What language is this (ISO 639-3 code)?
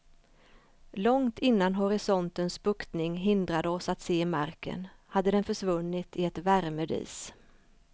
swe